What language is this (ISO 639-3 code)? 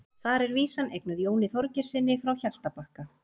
isl